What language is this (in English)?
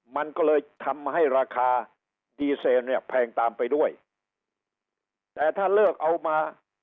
Thai